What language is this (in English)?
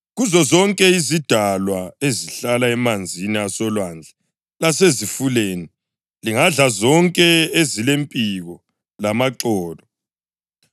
North Ndebele